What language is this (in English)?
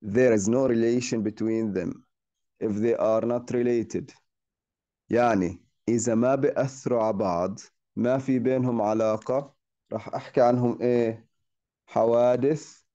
Arabic